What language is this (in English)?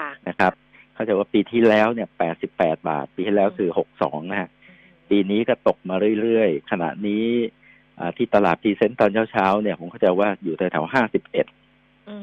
Thai